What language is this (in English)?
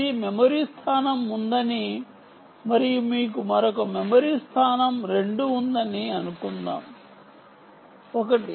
Telugu